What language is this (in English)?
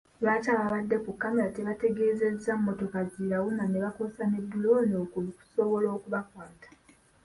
Ganda